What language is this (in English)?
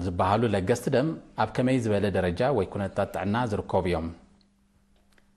Arabic